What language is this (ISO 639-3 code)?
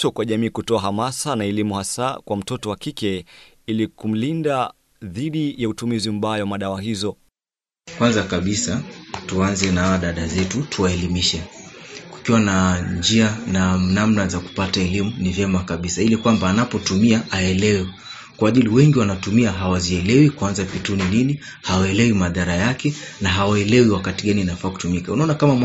swa